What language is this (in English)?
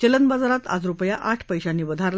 Marathi